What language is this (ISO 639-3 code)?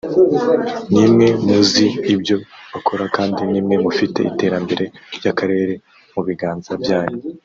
kin